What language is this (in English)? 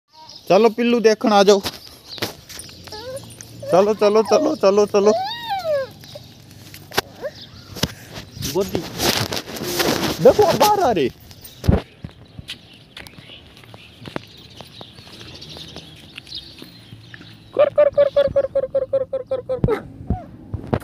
Romanian